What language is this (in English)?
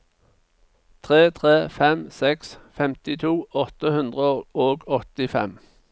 Norwegian